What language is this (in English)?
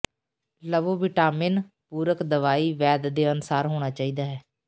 Punjabi